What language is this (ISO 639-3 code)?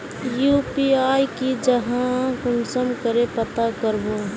mag